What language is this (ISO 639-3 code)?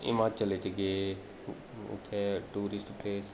doi